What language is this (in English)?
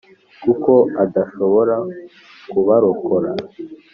Kinyarwanda